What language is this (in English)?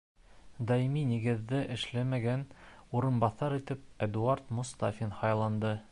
Bashkir